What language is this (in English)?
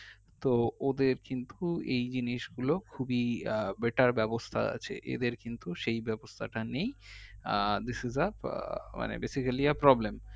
Bangla